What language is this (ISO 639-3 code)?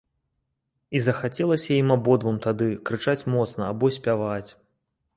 bel